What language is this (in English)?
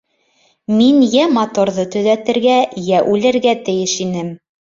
Bashkir